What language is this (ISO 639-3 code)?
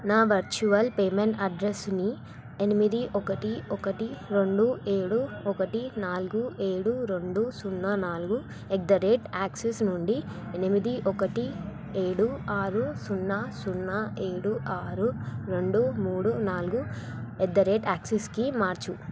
tel